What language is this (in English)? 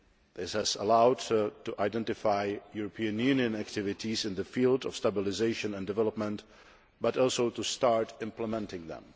English